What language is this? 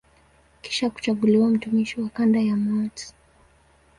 Swahili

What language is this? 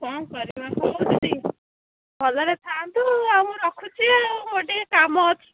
Odia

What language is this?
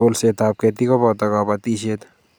Kalenjin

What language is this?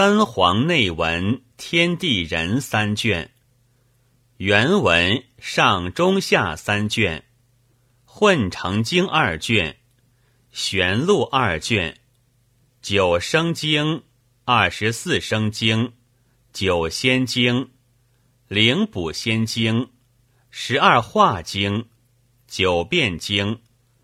Chinese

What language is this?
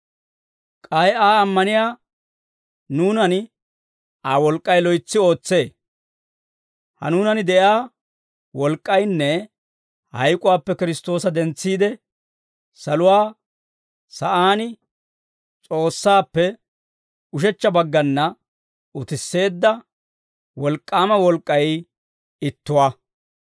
Dawro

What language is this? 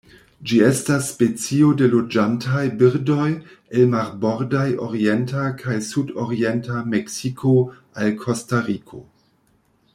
Esperanto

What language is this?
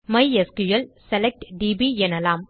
Tamil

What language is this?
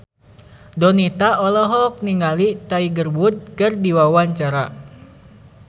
Sundanese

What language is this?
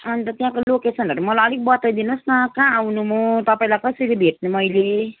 Nepali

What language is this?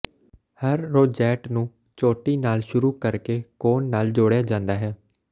Punjabi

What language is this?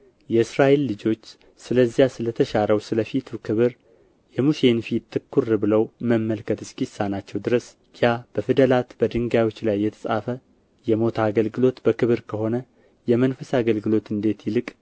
Amharic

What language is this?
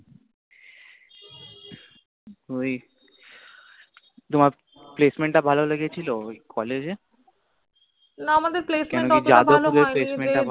Bangla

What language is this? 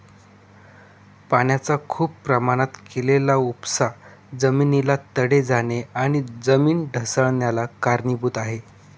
Marathi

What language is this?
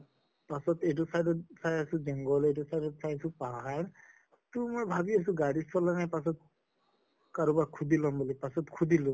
Assamese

